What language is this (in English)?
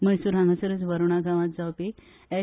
Konkani